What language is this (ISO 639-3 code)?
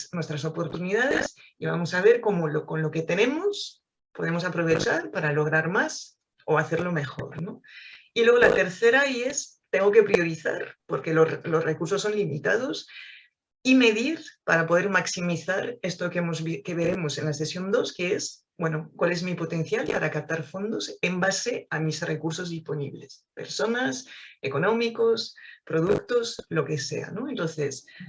spa